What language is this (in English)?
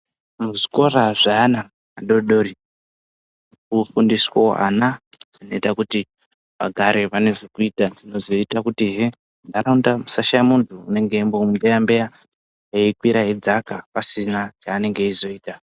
Ndau